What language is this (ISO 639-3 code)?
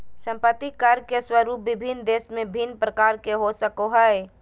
mag